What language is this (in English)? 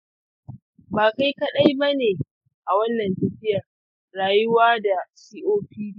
Hausa